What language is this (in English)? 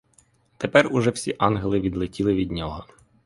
Ukrainian